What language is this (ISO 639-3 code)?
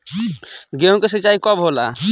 bho